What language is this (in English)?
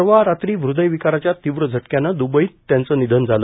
Marathi